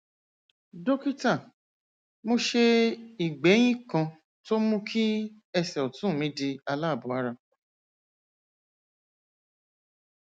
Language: Yoruba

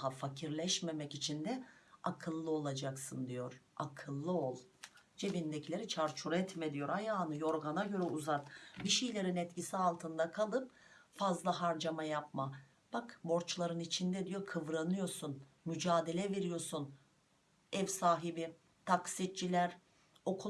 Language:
Turkish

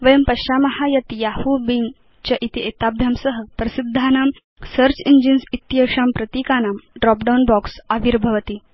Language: Sanskrit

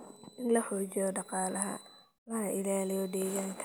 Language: Somali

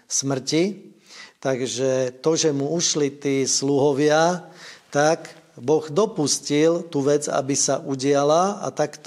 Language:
Slovak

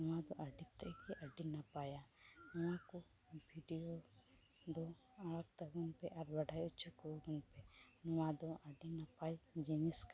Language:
Santali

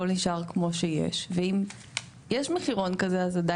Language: Hebrew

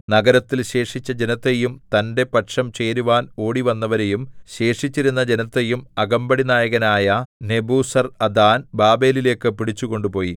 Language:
Malayalam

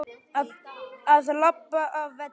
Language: Icelandic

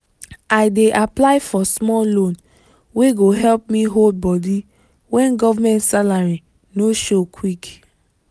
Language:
Nigerian Pidgin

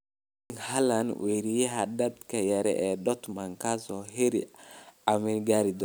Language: Somali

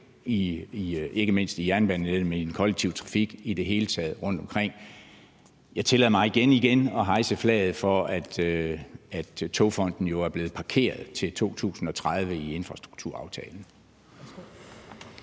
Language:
Danish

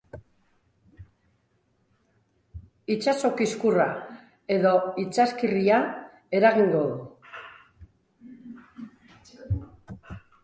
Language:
Basque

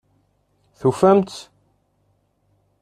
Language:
Kabyle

